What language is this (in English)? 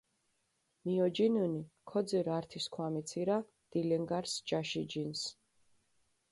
Mingrelian